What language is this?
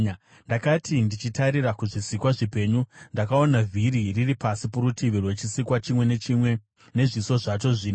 Shona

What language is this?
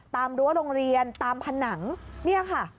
Thai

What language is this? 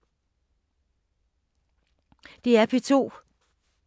Danish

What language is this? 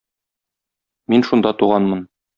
Tatar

